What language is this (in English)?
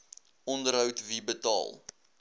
Afrikaans